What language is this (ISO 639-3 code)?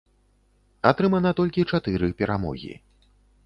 bel